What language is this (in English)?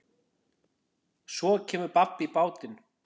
Icelandic